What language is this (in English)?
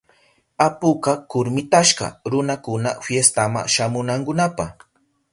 Southern Pastaza Quechua